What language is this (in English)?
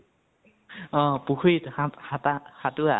Assamese